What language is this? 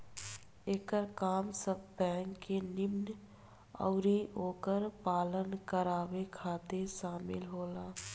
Bhojpuri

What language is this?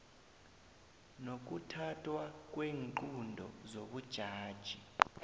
South Ndebele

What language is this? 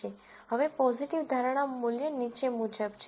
Gujarati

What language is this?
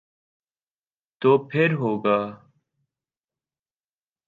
Urdu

